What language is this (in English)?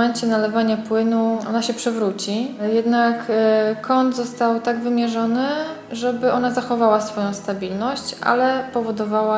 Polish